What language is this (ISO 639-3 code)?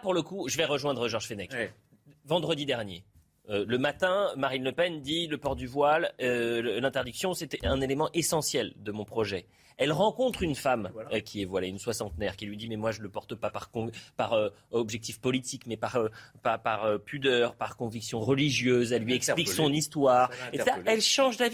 fra